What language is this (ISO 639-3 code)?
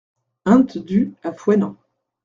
fra